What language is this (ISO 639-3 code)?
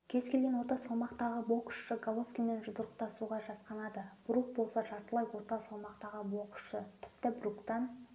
kaz